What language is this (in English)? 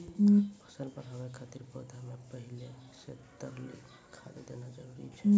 Maithili